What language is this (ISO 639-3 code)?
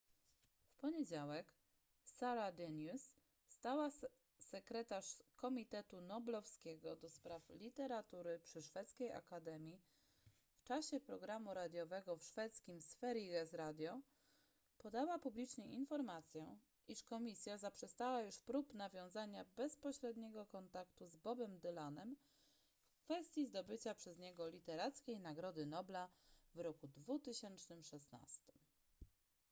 pol